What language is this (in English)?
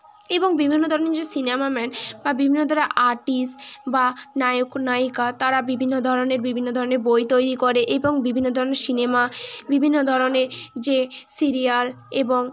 Bangla